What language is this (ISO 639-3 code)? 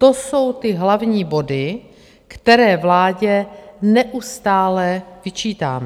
ces